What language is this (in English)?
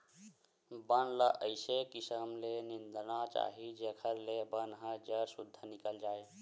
Chhattisgarhi